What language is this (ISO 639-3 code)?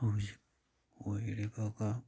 mni